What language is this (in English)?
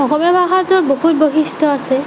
Assamese